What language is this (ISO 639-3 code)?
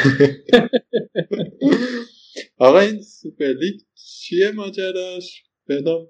fas